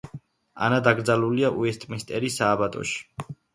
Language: Georgian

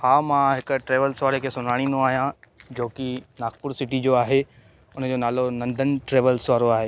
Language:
Sindhi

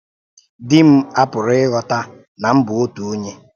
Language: Igbo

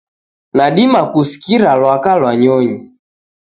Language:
Taita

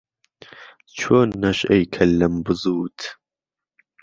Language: Central Kurdish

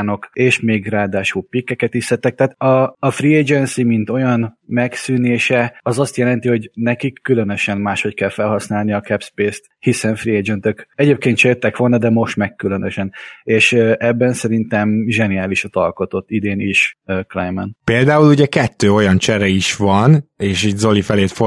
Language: Hungarian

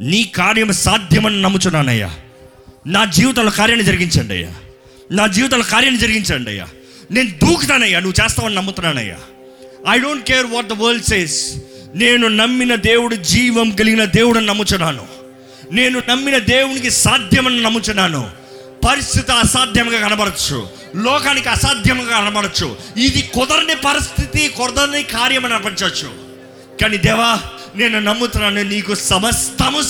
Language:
Telugu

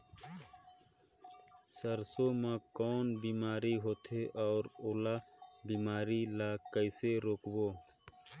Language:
Chhattisgarhi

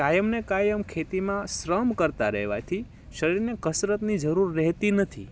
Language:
Gujarati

